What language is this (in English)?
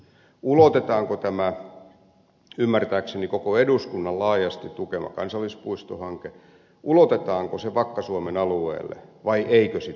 Finnish